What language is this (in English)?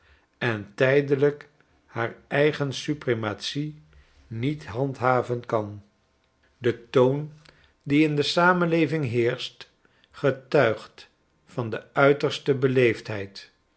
Dutch